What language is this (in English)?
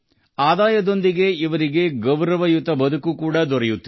Kannada